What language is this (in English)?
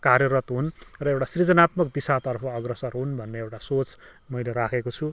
Nepali